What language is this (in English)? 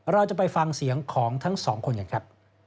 Thai